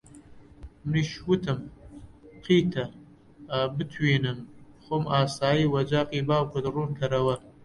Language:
Central Kurdish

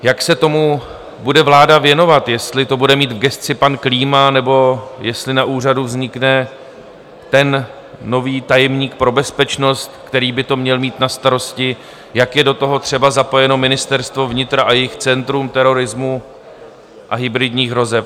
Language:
Czech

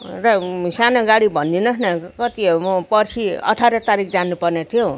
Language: Nepali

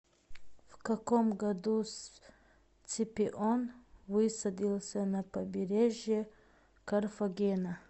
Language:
Russian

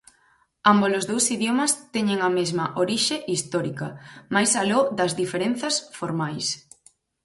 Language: Galician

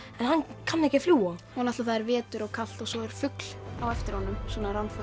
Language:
Icelandic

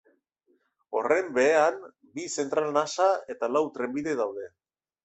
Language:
Basque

